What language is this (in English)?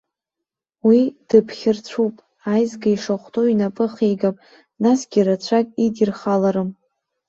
Abkhazian